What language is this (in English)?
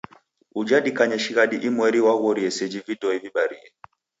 Taita